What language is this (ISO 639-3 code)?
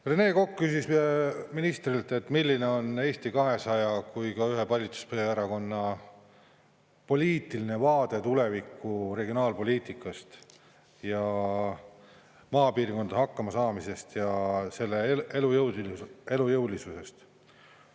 est